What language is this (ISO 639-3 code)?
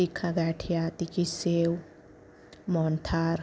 guj